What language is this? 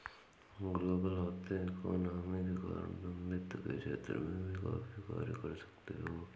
Hindi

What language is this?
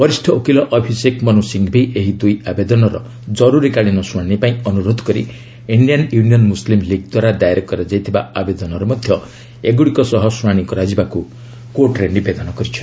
Odia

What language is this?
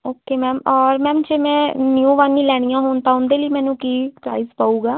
Punjabi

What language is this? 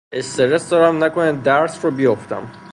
Persian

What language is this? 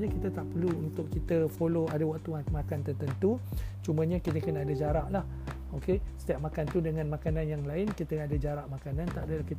Malay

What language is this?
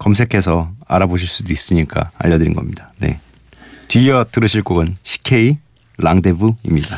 Korean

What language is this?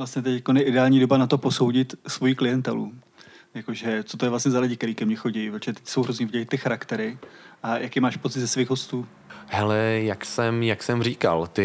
Czech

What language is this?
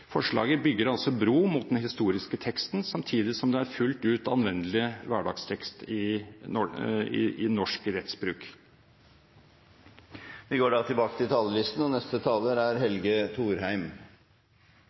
Norwegian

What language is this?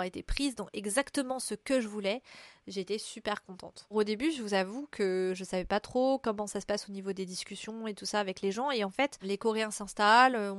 French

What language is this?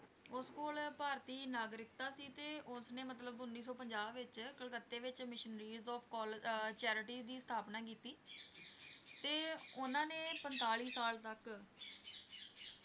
Punjabi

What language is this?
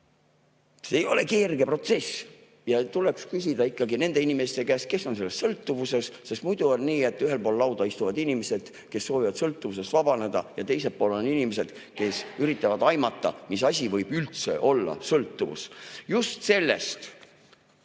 Estonian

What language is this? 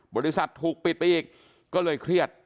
Thai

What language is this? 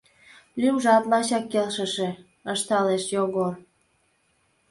Mari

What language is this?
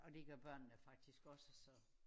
Danish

